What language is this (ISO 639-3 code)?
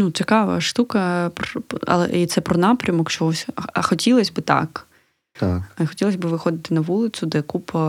ukr